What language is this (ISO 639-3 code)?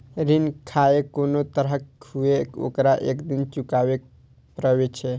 mai